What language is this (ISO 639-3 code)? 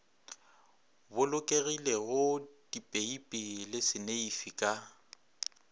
nso